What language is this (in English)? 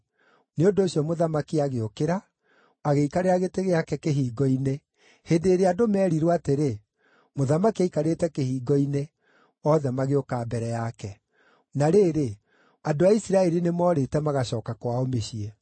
Kikuyu